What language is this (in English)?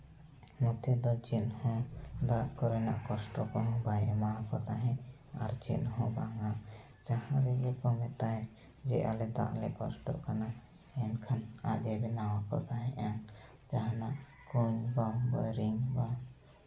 Santali